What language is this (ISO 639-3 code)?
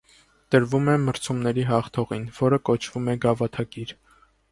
hye